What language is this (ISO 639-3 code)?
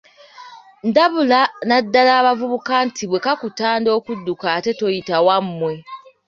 lug